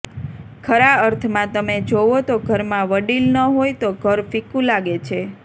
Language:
Gujarati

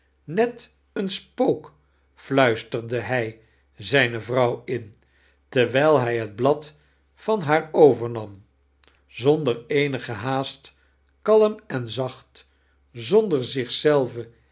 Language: Dutch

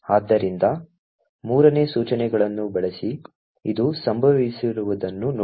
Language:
Kannada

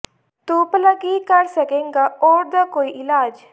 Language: Punjabi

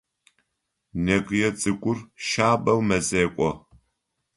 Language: Adyghe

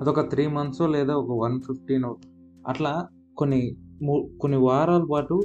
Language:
Telugu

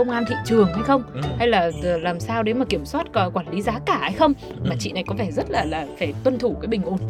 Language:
Vietnamese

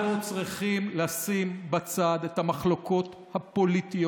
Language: Hebrew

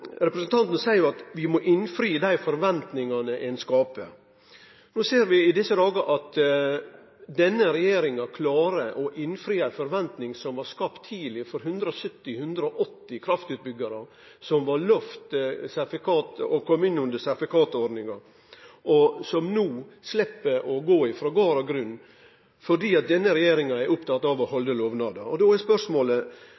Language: Norwegian Nynorsk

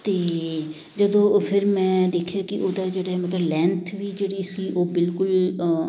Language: Punjabi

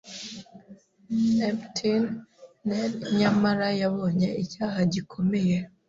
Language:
Kinyarwanda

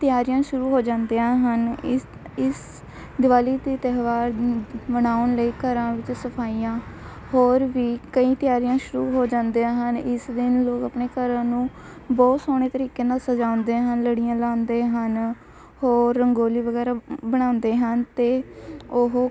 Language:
Punjabi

